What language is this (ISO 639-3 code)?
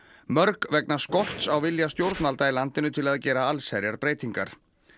isl